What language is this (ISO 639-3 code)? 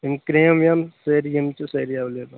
kas